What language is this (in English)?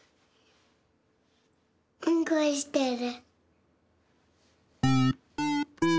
Japanese